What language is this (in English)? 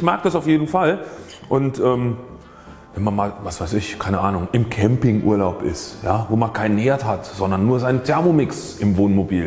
German